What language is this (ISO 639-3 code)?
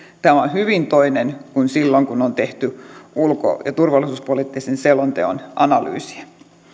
fin